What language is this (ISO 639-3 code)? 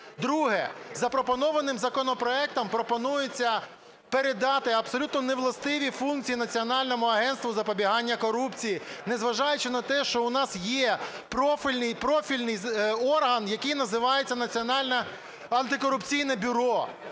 ukr